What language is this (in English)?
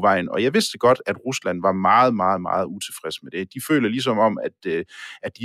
Danish